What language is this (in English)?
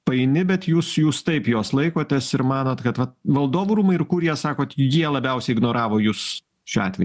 Lithuanian